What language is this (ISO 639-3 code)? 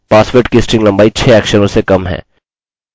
hin